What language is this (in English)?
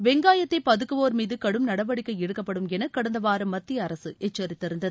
Tamil